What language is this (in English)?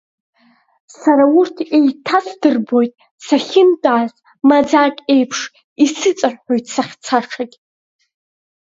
Abkhazian